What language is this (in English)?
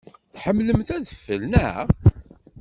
Kabyle